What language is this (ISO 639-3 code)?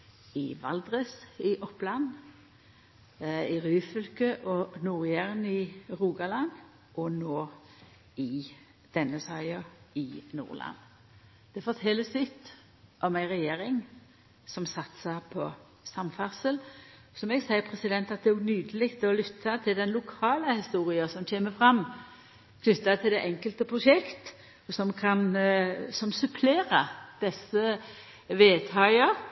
nno